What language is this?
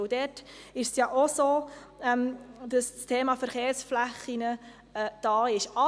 Swiss German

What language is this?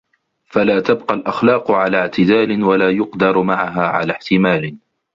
Arabic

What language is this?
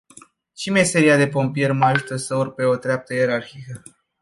Romanian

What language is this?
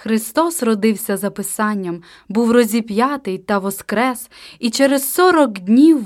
Ukrainian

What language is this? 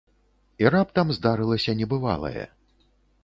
Belarusian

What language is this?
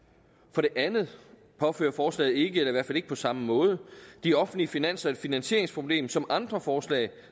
Danish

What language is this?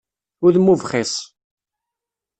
Kabyle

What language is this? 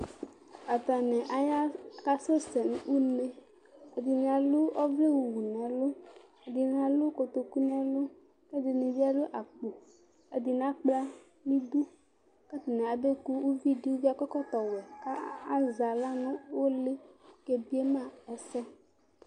Ikposo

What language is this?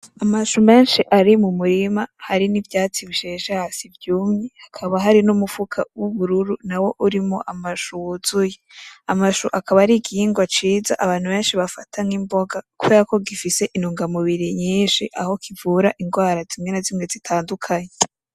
Rundi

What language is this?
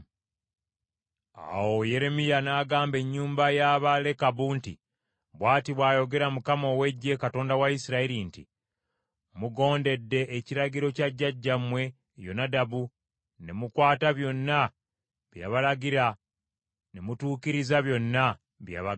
Ganda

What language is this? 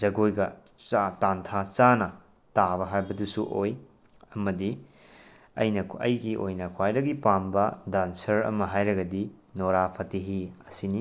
Manipuri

